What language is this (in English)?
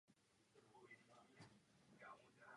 Czech